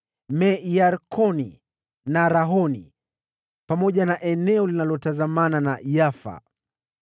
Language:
Swahili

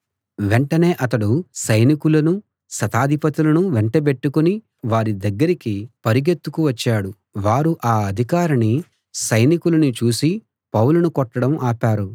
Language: Telugu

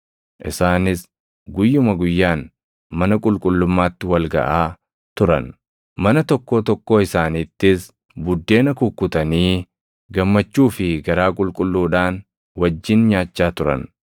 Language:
Oromo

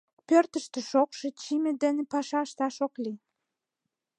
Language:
Mari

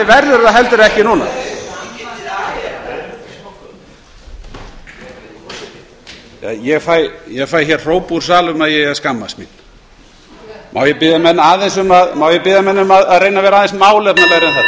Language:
Icelandic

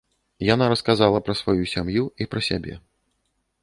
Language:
Belarusian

